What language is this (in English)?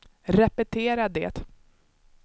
Swedish